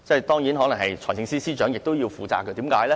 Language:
Cantonese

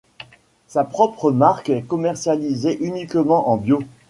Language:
French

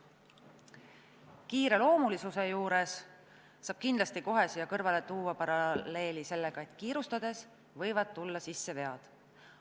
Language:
Estonian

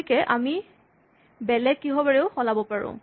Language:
Assamese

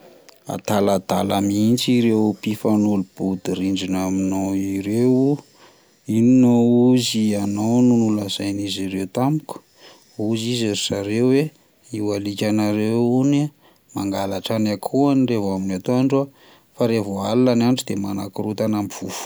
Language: Malagasy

